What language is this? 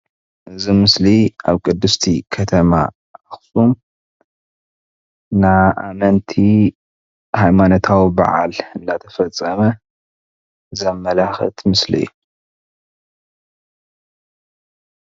Tigrinya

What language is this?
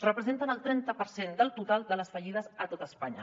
Catalan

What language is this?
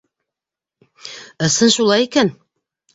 Bashkir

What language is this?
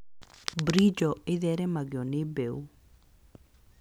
Kikuyu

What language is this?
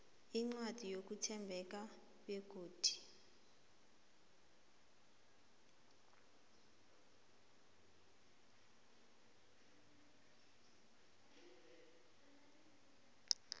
South Ndebele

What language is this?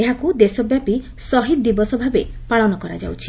Odia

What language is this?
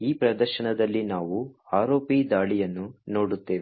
Kannada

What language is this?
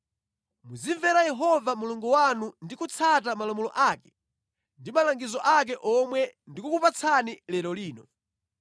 Nyanja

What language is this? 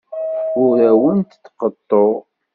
Kabyle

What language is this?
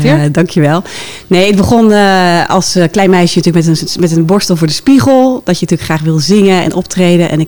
Dutch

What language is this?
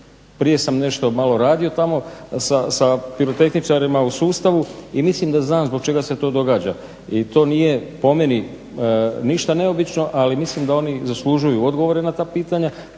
Croatian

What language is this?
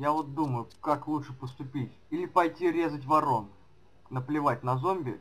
Russian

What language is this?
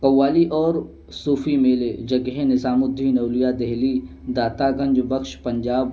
Urdu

